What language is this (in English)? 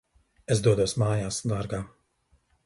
Latvian